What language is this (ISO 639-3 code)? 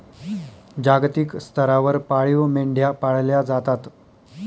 mar